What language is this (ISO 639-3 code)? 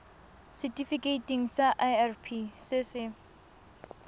tsn